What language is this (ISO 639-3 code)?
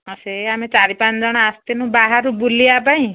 ori